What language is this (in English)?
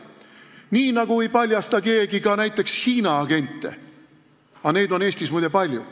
Estonian